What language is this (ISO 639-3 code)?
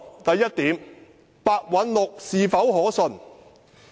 yue